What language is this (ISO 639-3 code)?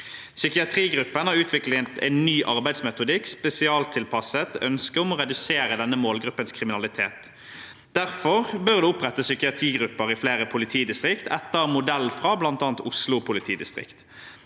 nor